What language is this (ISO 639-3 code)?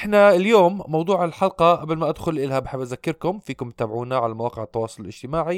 ara